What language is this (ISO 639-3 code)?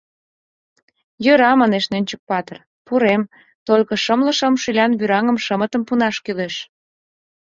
chm